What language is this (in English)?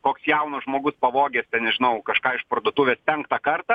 Lithuanian